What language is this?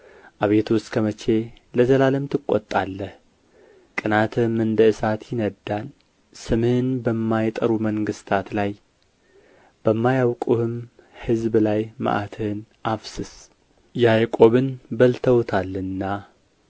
Amharic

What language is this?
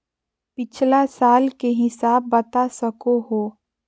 Magahi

